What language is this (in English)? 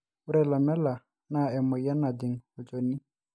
Masai